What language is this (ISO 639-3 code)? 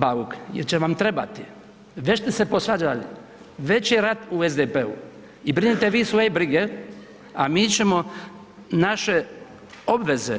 hrv